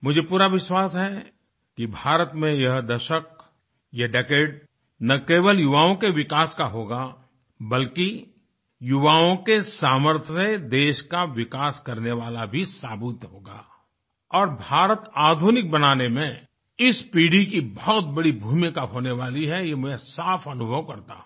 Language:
Hindi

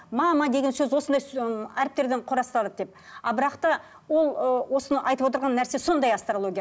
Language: Kazakh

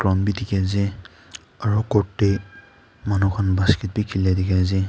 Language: Naga Pidgin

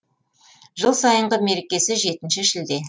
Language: Kazakh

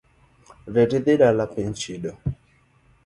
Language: Luo (Kenya and Tanzania)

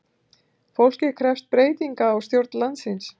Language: Icelandic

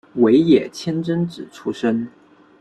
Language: Chinese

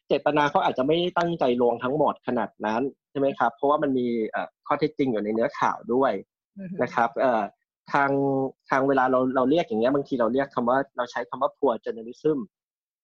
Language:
Thai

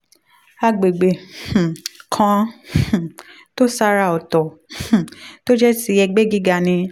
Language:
Yoruba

